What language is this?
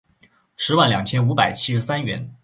Chinese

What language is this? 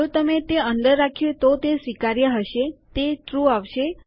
Gujarati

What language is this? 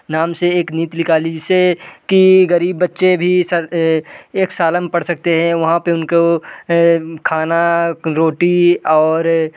Hindi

